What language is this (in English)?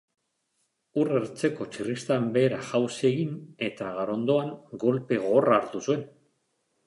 Basque